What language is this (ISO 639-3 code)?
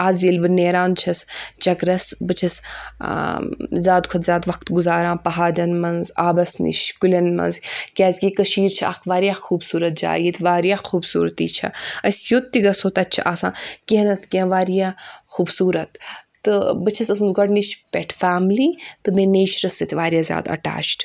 kas